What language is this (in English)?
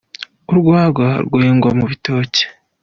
Kinyarwanda